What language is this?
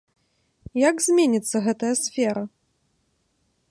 Belarusian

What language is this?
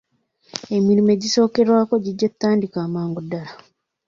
Ganda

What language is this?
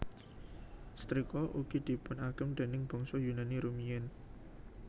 Javanese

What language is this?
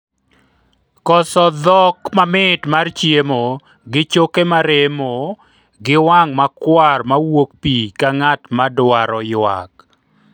Luo (Kenya and Tanzania)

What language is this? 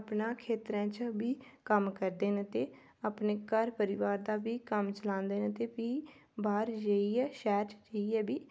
Dogri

